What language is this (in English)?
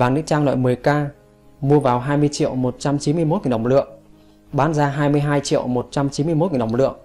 Vietnamese